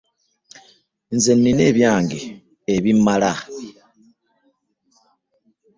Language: Ganda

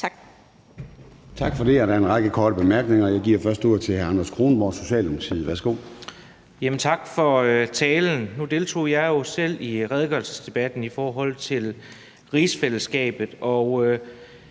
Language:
Danish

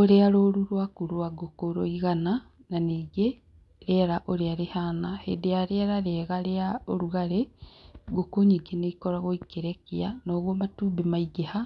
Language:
Kikuyu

